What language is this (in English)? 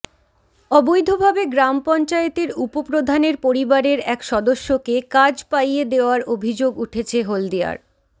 Bangla